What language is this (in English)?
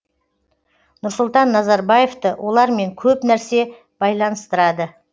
Kazakh